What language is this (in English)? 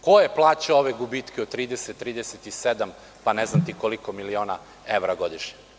Serbian